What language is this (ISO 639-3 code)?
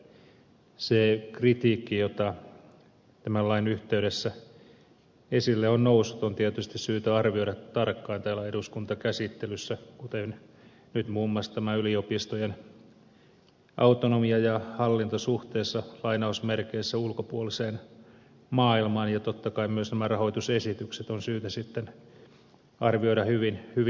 fin